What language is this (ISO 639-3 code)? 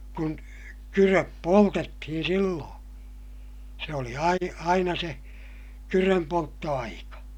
fin